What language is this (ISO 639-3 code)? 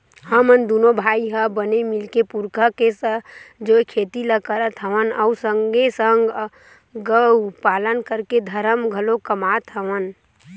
hne